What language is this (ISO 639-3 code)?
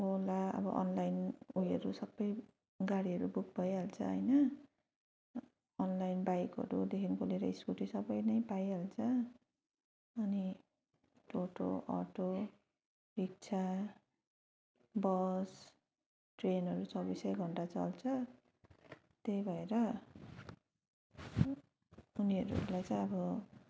nep